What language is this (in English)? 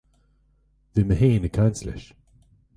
Irish